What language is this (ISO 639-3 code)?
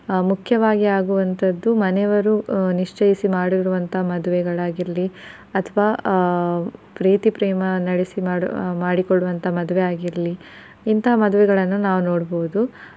kan